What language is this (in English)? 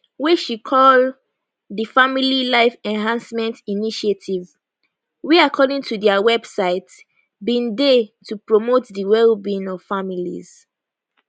Nigerian Pidgin